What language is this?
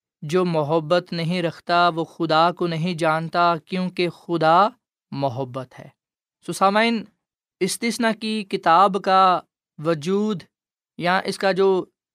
Urdu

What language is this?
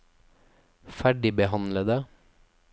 Norwegian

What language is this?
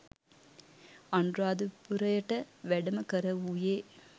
Sinhala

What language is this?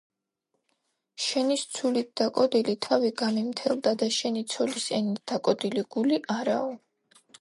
Georgian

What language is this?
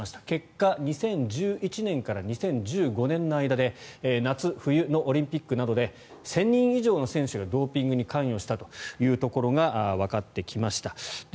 Japanese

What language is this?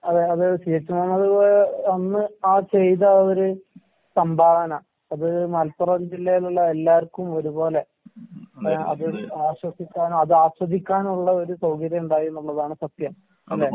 Malayalam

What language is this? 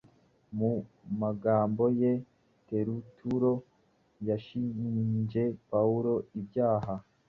Kinyarwanda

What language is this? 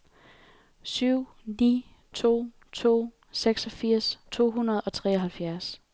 Danish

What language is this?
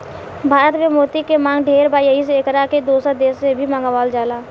Bhojpuri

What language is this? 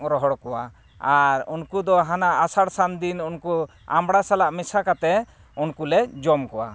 Santali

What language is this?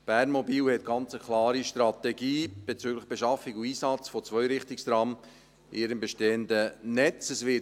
Swiss German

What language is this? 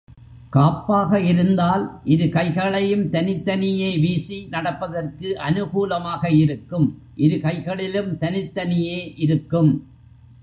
Tamil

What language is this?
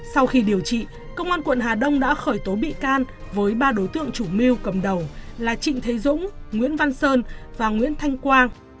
Vietnamese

